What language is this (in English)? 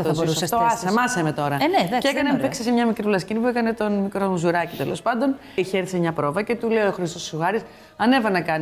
Greek